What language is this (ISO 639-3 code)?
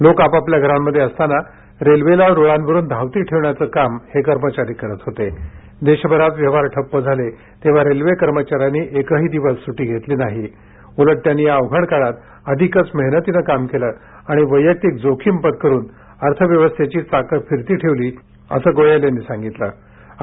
mar